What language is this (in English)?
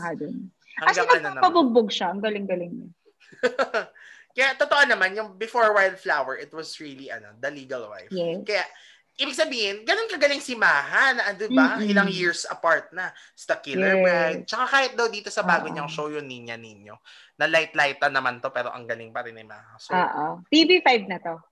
Filipino